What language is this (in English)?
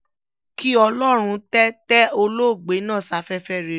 Yoruba